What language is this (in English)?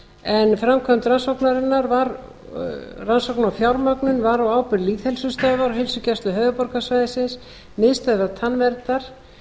Icelandic